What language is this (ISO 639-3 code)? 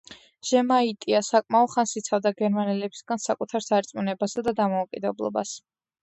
kat